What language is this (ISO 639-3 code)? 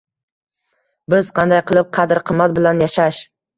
uzb